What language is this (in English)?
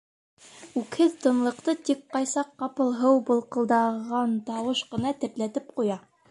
Bashkir